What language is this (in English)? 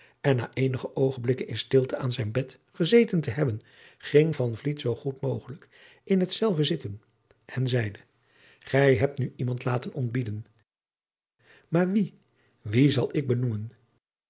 Dutch